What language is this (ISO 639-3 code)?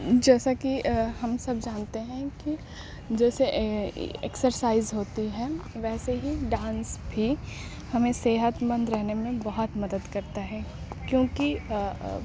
urd